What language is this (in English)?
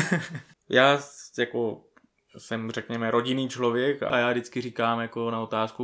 Czech